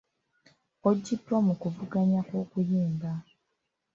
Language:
Ganda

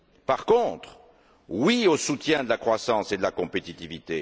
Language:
French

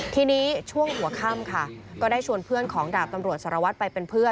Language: Thai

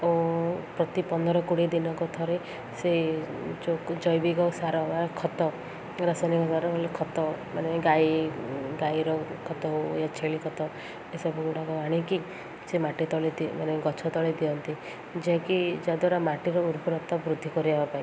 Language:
Odia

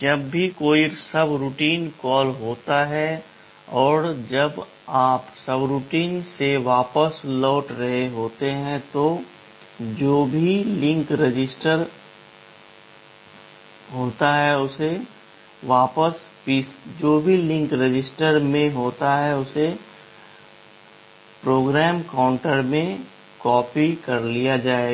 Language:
Hindi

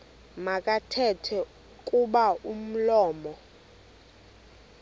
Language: Xhosa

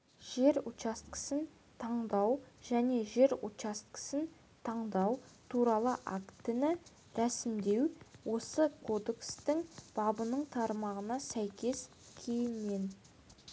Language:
Kazakh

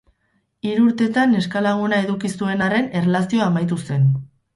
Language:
Basque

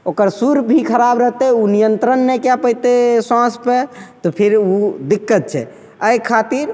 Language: Maithili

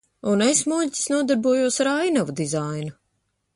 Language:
Latvian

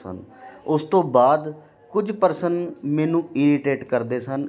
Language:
Punjabi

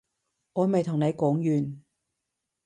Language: Cantonese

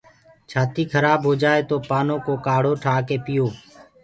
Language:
Gurgula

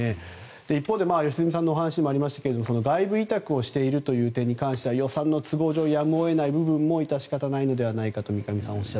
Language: Japanese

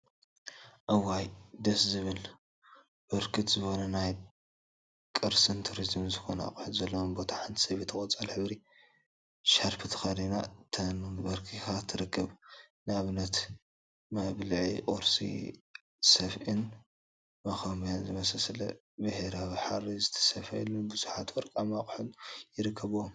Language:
Tigrinya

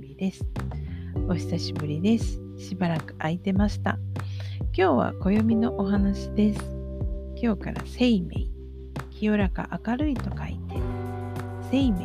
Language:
Japanese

